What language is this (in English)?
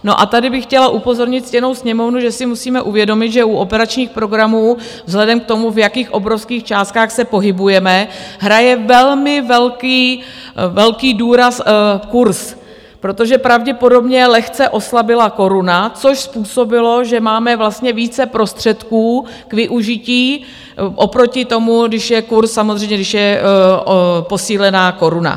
Czech